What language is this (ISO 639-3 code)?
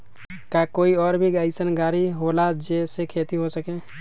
mag